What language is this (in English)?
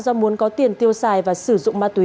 Vietnamese